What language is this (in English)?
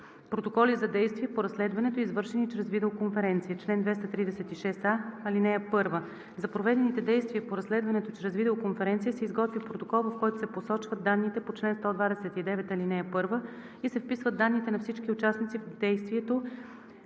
Bulgarian